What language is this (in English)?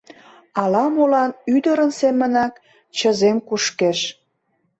Mari